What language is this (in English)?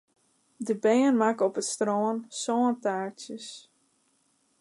Western Frisian